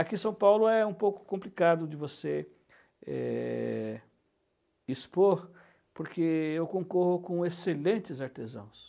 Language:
Portuguese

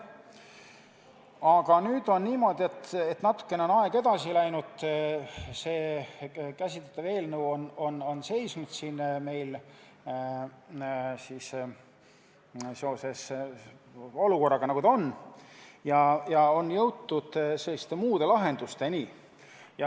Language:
Estonian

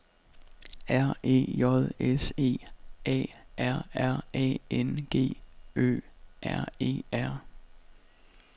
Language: Danish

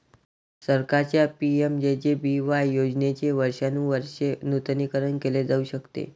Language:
Marathi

